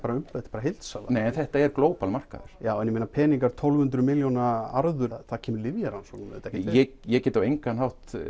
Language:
Icelandic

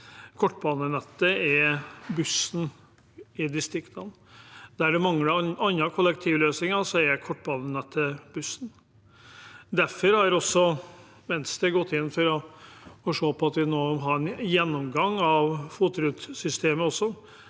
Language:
Norwegian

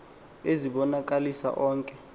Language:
Xhosa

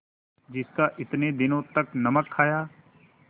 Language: Hindi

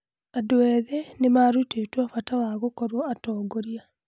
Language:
Kikuyu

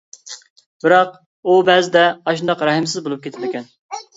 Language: Uyghur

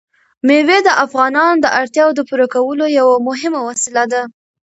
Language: Pashto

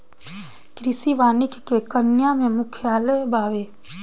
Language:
Bhojpuri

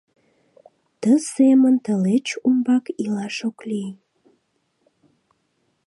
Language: Mari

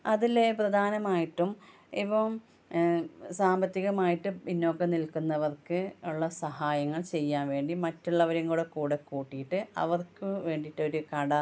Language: Malayalam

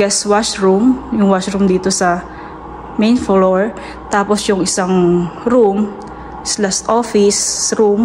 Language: Filipino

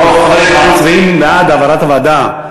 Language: Hebrew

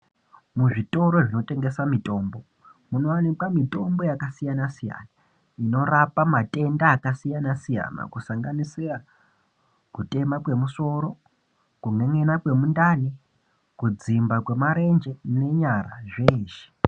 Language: Ndau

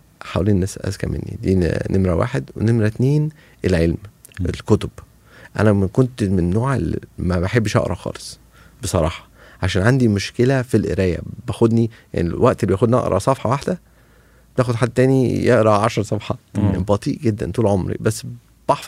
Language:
Arabic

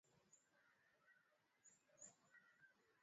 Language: Swahili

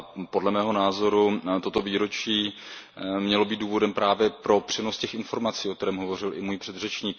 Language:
Czech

